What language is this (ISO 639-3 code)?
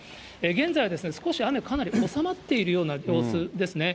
jpn